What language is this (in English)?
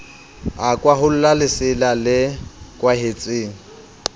Southern Sotho